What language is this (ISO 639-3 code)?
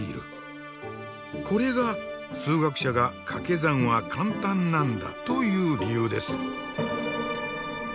jpn